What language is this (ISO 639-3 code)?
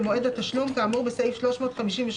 heb